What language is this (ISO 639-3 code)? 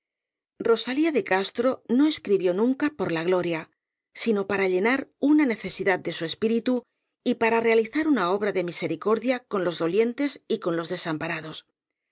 spa